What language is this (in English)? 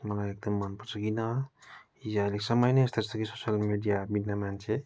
Nepali